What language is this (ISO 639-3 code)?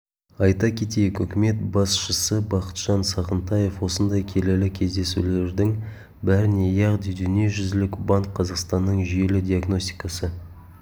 kaz